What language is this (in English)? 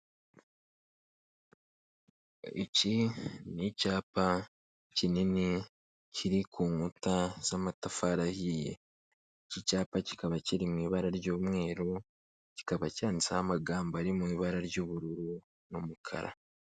Kinyarwanda